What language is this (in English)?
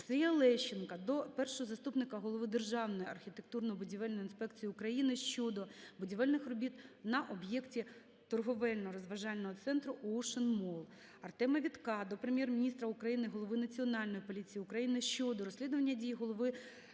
Ukrainian